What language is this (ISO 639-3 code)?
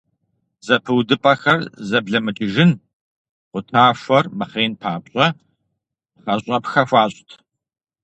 kbd